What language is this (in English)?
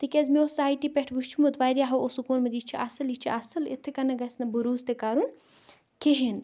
Kashmiri